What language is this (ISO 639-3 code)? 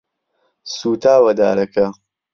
ckb